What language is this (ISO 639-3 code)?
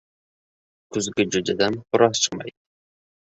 uzb